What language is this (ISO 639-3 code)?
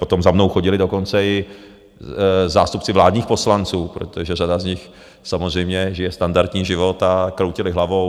ces